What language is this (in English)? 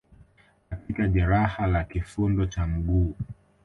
Swahili